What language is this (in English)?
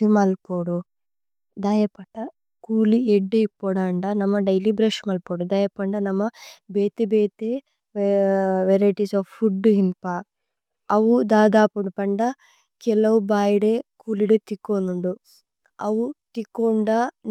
Tulu